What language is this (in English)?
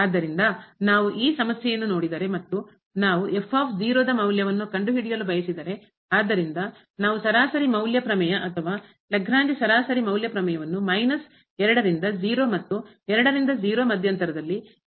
Kannada